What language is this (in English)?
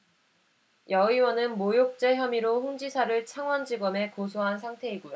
Korean